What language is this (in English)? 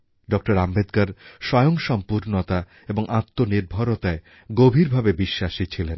Bangla